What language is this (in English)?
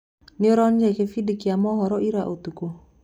Kikuyu